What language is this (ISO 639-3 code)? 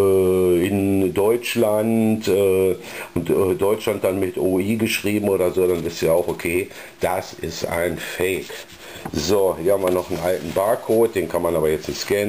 deu